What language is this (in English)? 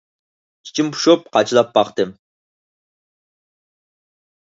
Uyghur